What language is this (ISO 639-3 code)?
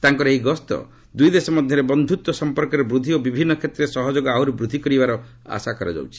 ori